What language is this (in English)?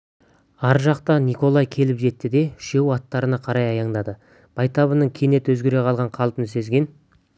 Kazakh